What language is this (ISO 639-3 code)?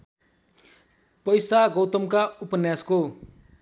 nep